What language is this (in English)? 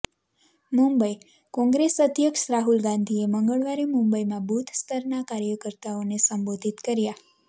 Gujarati